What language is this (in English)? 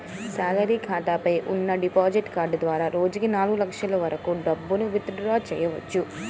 Telugu